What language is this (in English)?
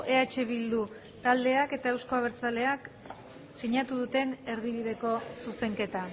Basque